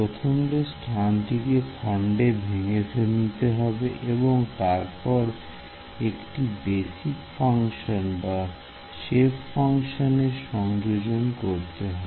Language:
Bangla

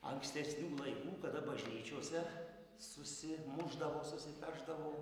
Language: Lithuanian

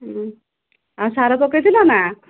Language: Odia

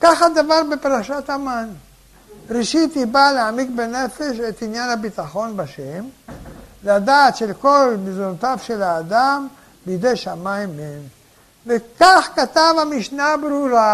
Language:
Hebrew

